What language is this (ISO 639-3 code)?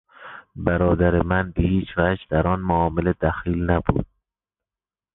fas